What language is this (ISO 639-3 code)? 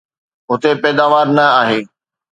snd